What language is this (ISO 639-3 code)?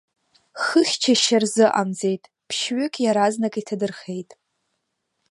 abk